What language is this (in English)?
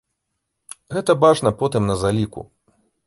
Belarusian